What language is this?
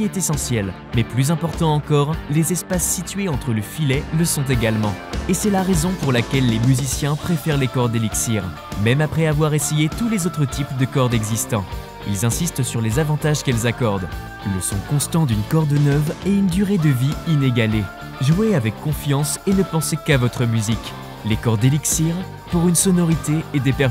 French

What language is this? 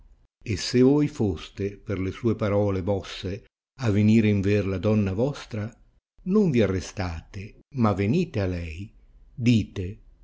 Italian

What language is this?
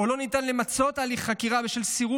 Hebrew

